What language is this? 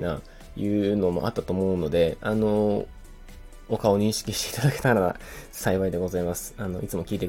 Japanese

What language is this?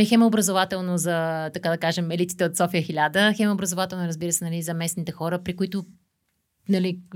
Bulgarian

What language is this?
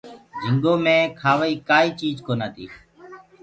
Gurgula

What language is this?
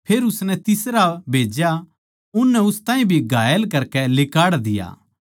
Haryanvi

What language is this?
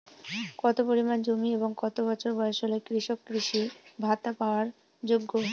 Bangla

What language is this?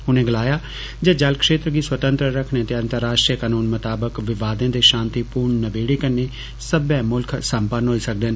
Dogri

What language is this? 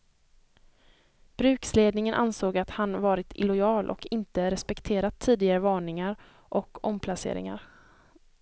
Swedish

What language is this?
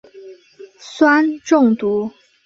Chinese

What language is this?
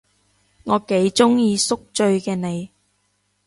Cantonese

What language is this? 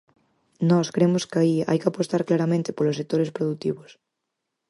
Galician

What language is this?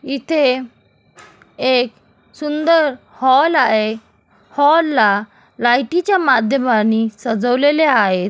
Marathi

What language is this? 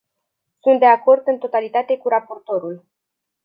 Romanian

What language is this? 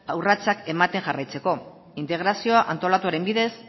Basque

